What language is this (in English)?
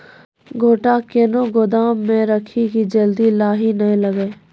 Maithili